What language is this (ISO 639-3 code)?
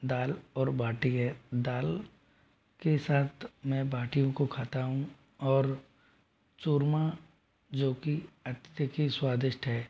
hin